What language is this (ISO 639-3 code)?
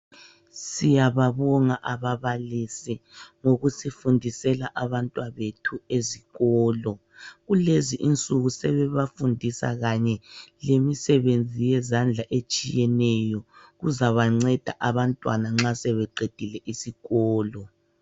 nde